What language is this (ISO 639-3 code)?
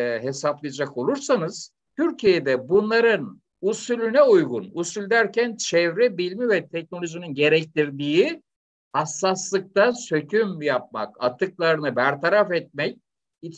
tur